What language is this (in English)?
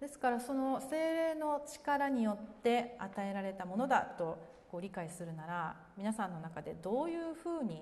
Japanese